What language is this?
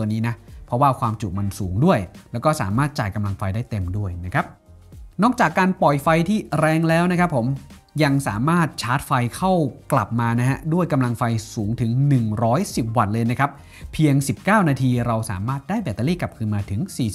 Thai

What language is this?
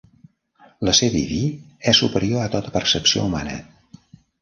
Catalan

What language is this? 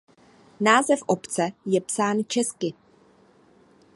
Czech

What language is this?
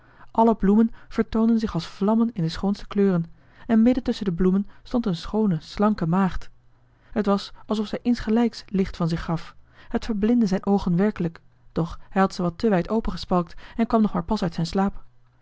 Dutch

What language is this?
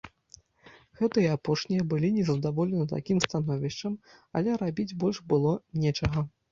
Belarusian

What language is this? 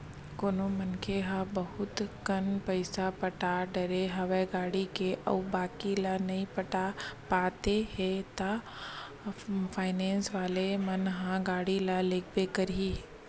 Chhattisgarhi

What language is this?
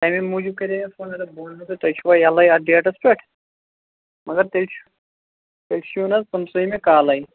Kashmiri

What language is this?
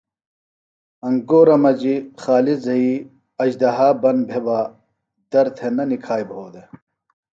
Phalura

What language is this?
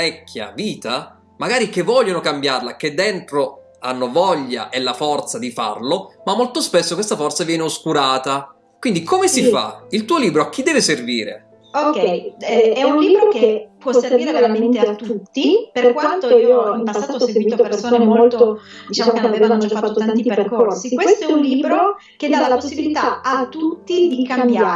Italian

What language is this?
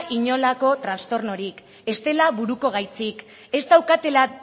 Basque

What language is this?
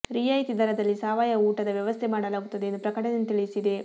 Kannada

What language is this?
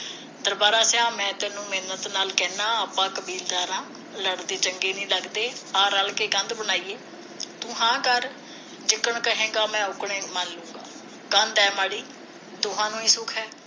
Punjabi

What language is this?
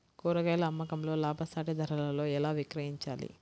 Telugu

